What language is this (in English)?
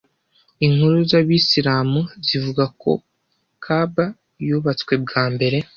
Kinyarwanda